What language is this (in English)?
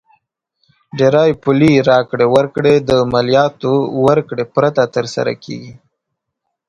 Pashto